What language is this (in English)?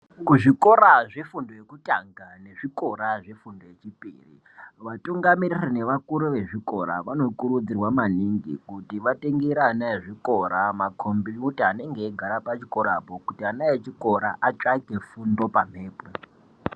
Ndau